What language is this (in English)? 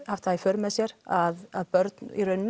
Icelandic